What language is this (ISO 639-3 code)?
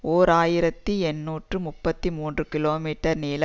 tam